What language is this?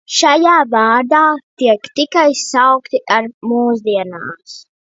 Latvian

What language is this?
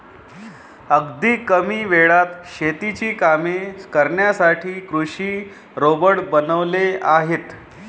Marathi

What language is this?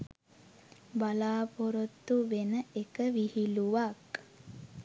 Sinhala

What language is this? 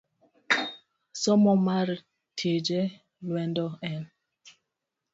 Luo (Kenya and Tanzania)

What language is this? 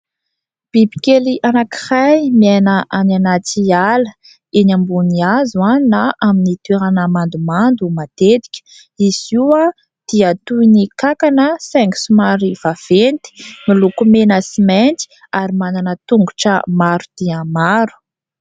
Malagasy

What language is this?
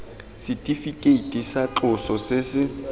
Tswana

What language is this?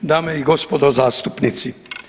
Croatian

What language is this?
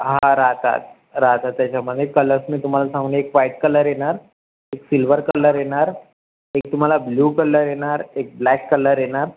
Marathi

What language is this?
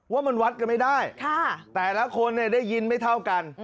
Thai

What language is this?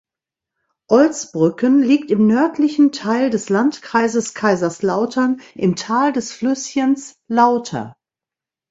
German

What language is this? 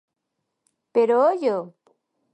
Galician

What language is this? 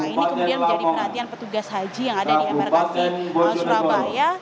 Indonesian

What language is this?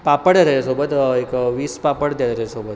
Marathi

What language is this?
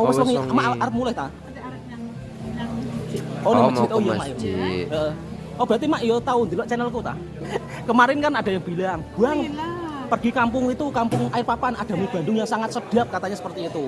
Indonesian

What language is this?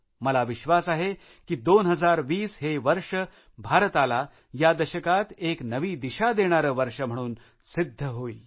Marathi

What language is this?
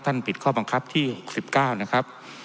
Thai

